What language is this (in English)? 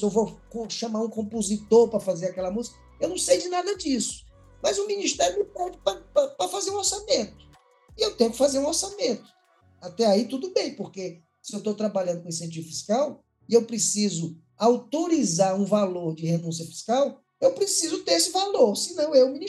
Portuguese